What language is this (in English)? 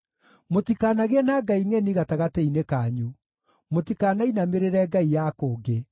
Kikuyu